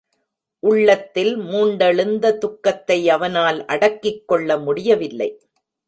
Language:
Tamil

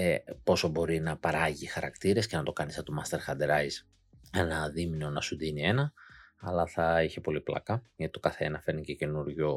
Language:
Greek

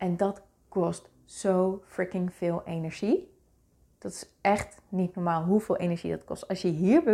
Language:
Dutch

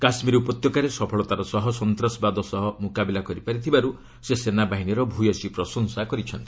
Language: Odia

